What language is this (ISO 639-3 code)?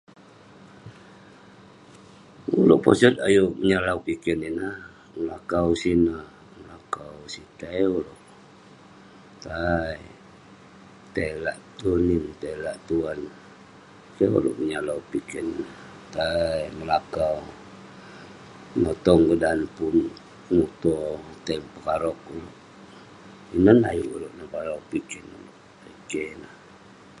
pne